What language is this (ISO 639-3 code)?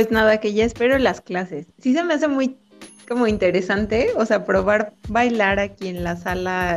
spa